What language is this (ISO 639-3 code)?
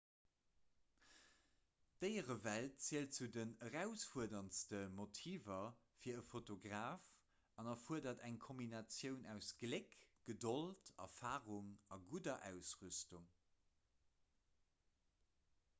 ltz